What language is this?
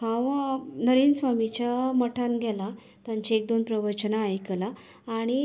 Konkani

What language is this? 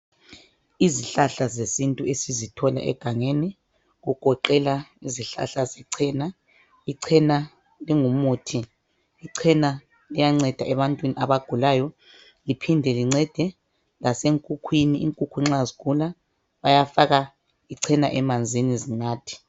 North Ndebele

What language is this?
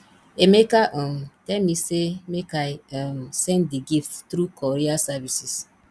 Nigerian Pidgin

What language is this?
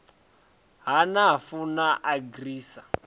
Venda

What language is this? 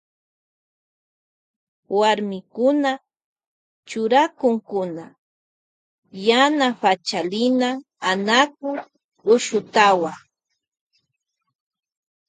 Loja Highland Quichua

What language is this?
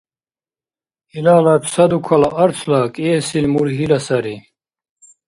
Dargwa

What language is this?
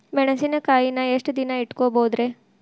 Kannada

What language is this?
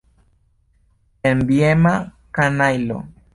Esperanto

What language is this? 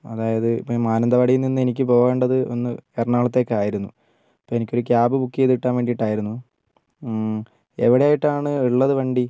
Malayalam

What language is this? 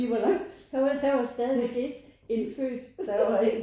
Danish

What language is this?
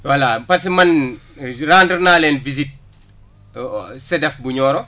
Wolof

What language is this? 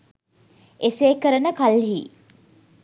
Sinhala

